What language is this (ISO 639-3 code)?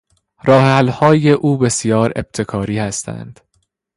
fas